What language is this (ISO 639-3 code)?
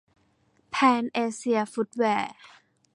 tha